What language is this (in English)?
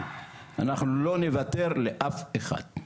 Hebrew